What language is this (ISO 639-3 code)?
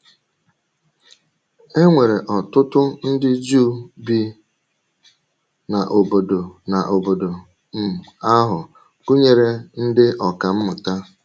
ibo